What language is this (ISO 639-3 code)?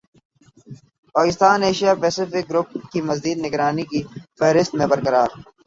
urd